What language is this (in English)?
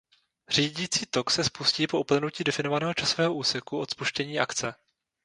Czech